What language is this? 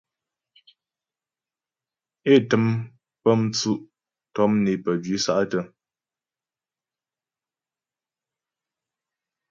Ghomala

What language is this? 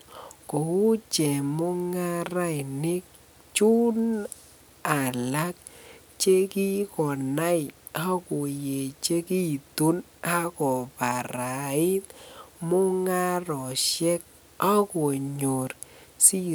Kalenjin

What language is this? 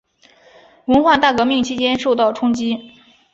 Chinese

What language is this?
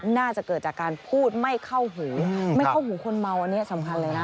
Thai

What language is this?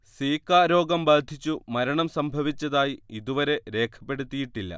Malayalam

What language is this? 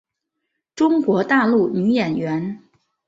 Chinese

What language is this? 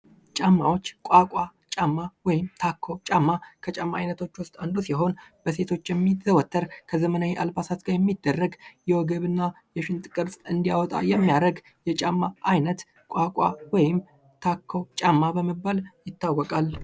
Amharic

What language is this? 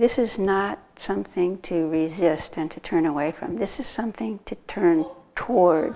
English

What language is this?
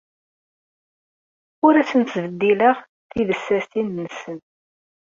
Kabyle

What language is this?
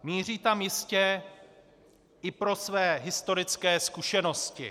Czech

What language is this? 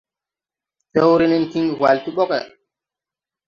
Tupuri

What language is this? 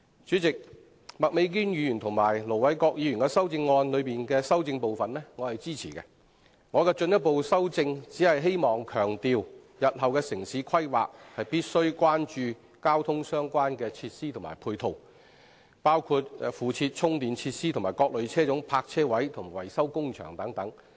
Cantonese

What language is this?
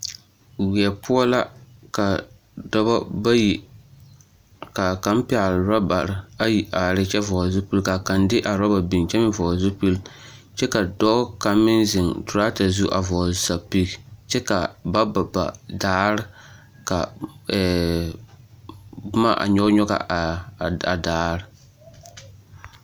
Southern Dagaare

